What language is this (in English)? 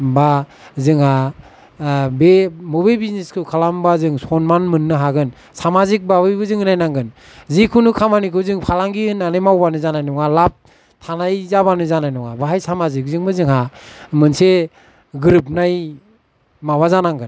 Bodo